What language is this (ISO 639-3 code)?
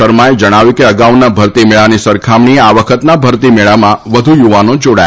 guj